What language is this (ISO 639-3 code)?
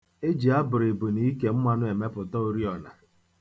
ibo